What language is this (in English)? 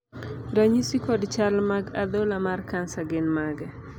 Luo (Kenya and Tanzania)